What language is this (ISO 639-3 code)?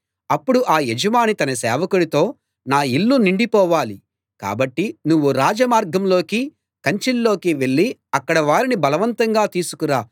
tel